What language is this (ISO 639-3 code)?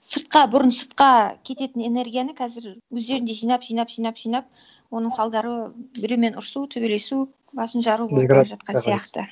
kaz